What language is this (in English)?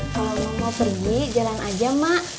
Indonesian